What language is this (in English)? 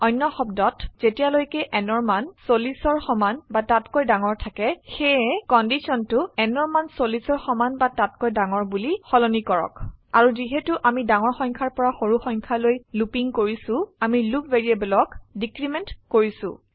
Assamese